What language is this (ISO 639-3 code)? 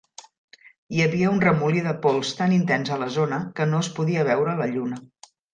cat